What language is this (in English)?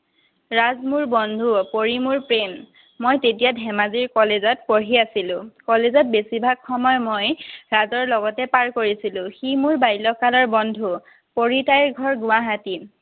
Assamese